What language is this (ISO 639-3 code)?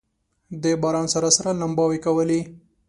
pus